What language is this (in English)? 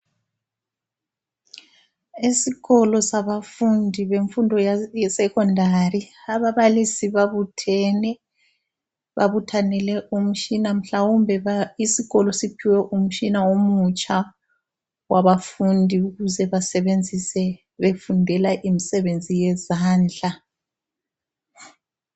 North Ndebele